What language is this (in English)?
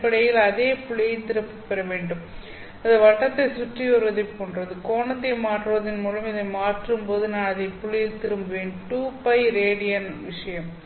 Tamil